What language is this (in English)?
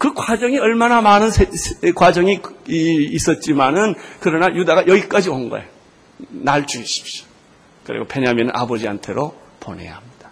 Korean